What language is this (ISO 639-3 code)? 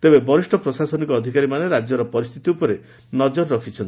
ori